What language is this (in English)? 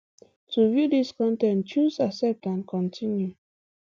Nigerian Pidgin